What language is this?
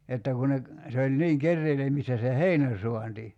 Finnish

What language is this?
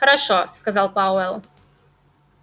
Russian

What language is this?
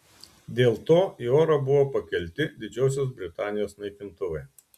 Lithuanian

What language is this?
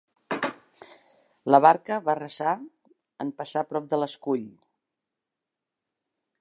Catalan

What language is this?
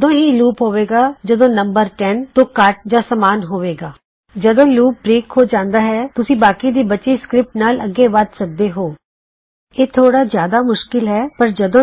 Punjabi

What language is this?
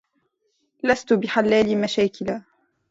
Arabic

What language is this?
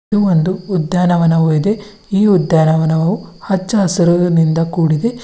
Kannada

